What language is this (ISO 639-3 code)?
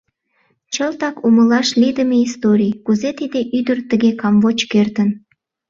chm